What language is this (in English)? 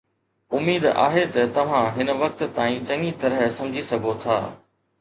Sindhi